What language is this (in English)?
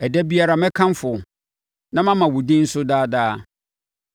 Akan